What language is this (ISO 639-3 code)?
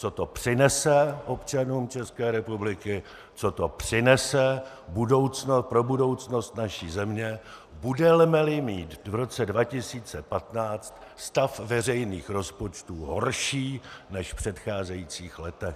ces